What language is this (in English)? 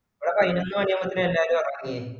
Malayalam